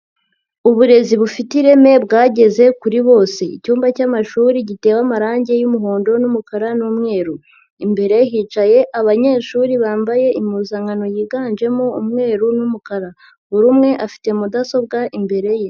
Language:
Kinyarwanda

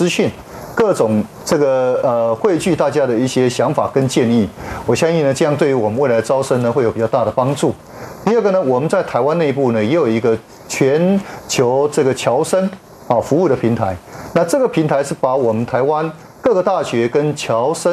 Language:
Chinese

